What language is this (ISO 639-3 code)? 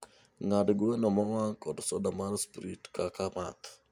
luo